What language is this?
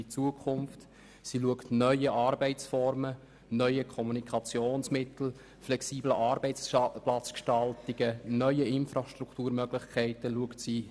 Swiss German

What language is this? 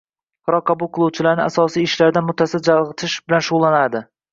Uzbek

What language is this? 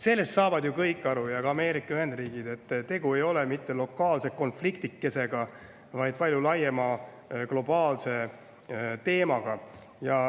Estonian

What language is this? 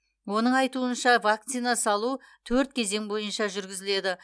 Kazakh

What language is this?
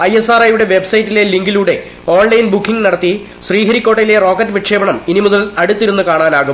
Malayalam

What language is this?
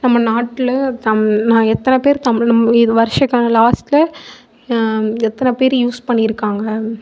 Tamil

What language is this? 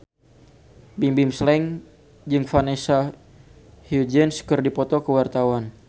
Sundanese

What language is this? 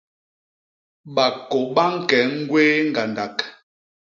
Basaa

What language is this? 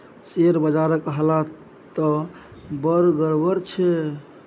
Maithili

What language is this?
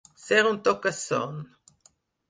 Catalan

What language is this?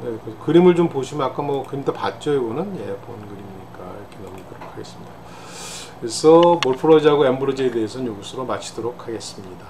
Korean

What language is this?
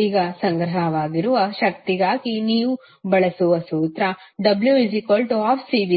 Kannada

